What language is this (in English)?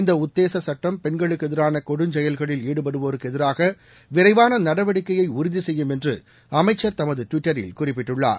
Tamil